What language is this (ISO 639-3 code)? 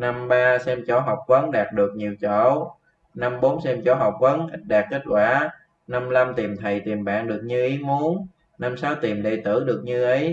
vie